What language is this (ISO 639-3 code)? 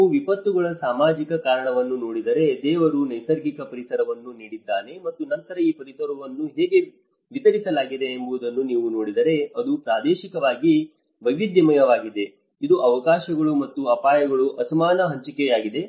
kan